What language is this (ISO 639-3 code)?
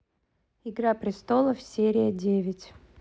rus